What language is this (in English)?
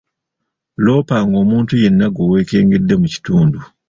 Ganda